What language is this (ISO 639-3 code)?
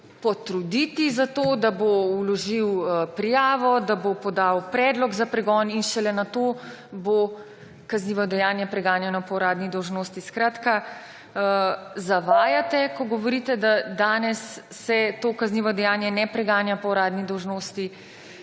slv